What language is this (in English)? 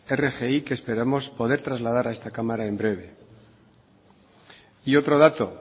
Spanish